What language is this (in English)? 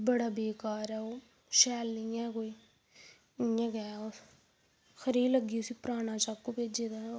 Dogri